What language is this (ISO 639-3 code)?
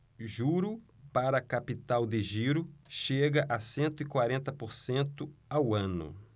por